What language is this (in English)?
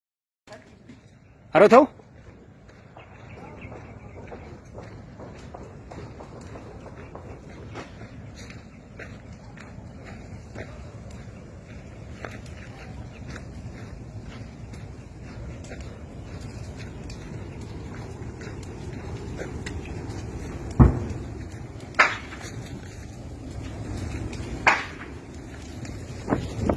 Spanish